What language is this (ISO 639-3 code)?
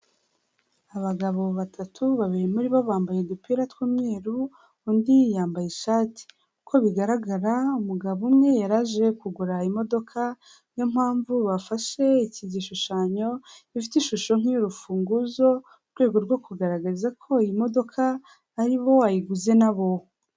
kin